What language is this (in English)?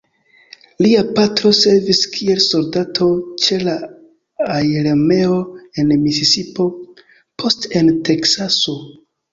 Esperanto